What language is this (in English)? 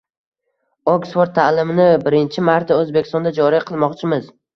Uzbek